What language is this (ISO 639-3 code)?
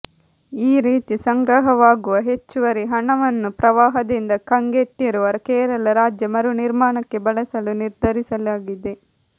kan